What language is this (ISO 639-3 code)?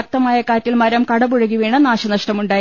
mal